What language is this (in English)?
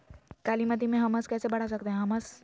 Magahi